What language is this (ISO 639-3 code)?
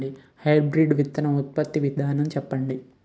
tel